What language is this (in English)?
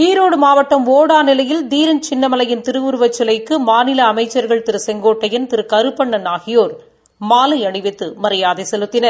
Tamil